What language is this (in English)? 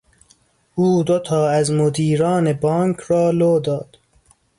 Persian